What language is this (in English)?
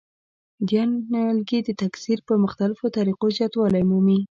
Pashto